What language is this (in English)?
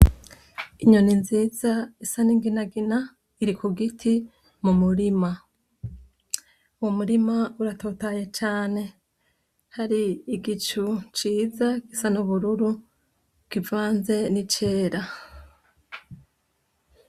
Rundi